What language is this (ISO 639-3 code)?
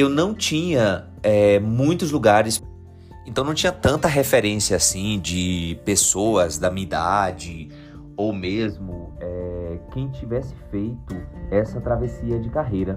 por